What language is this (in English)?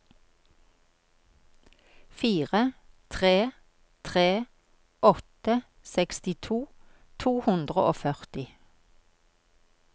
Norwegian